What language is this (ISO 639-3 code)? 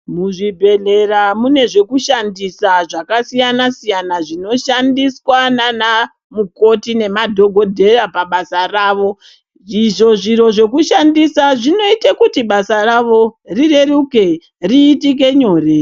ndc